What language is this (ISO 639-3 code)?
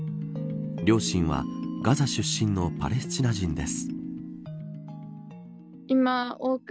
jpn